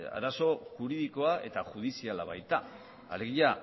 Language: Basque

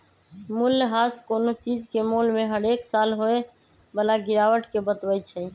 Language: Magahi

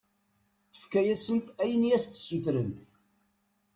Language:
Kabyle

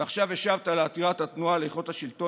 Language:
Hebrew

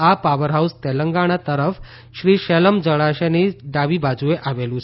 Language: Gujarati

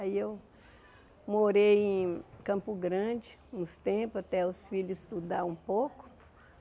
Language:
Portuguese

